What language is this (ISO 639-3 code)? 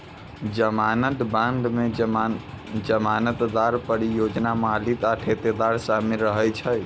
mai